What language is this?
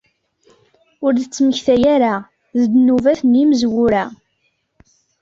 Kabyle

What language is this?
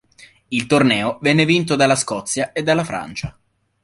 Italian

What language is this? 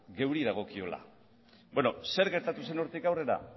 Basque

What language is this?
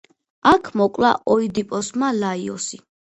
Georgian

